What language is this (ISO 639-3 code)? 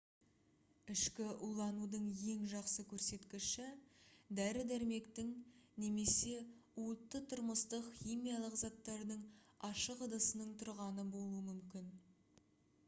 kaz